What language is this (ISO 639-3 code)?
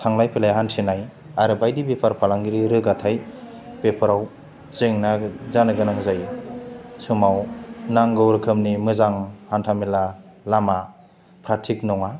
brx